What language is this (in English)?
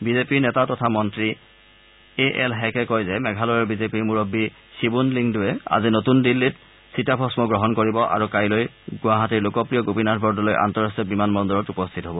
Assamese